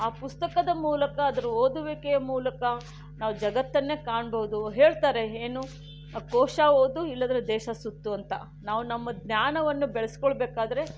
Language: Kannada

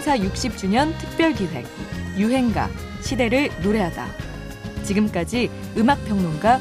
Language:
Korean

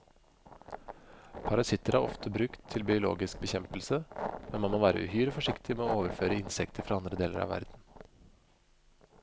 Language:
Norwegian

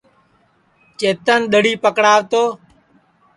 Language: Sansi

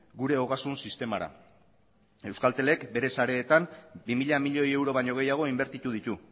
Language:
Basque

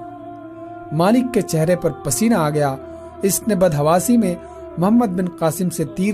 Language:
Urdu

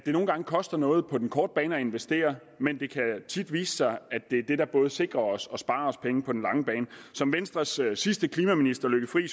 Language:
Danish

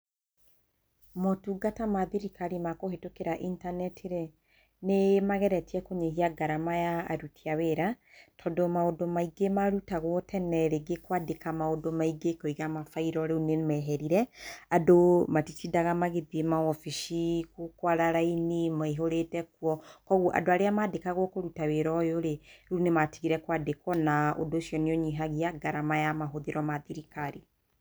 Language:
Kikuyu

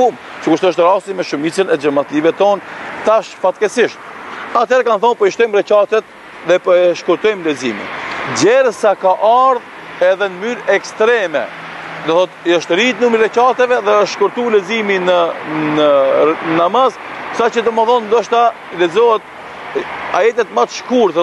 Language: Arabic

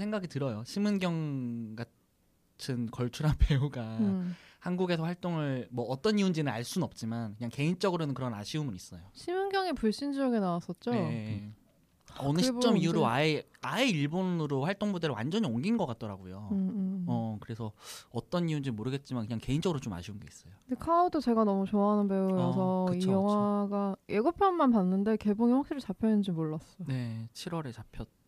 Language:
Korean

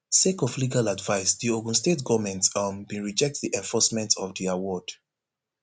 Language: Nigerian Pidgin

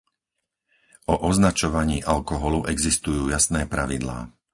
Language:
Slovak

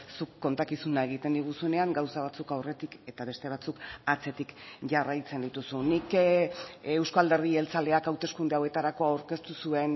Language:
Basque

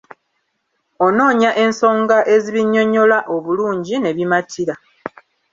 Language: Ganda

